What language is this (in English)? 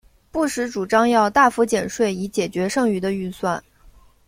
Chinese